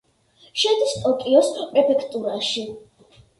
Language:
Georgian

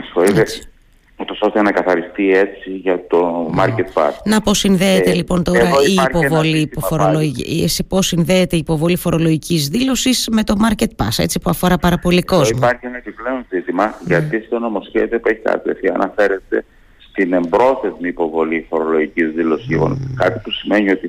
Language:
Greek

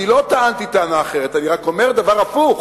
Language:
Hebrew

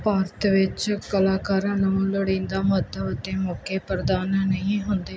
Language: Punjabi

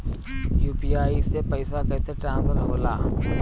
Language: Bhojpuri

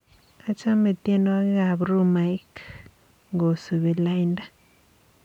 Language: Kalenjin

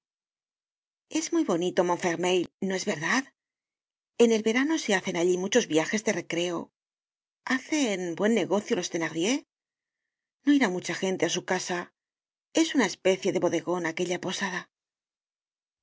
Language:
Spanish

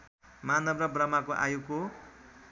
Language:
Nepali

